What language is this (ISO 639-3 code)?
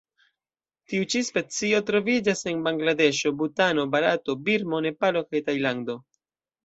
epo